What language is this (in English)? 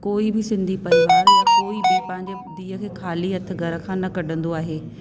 Sindhi